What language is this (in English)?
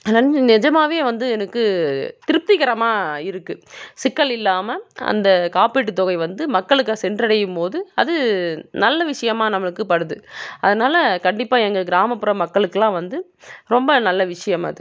Tamil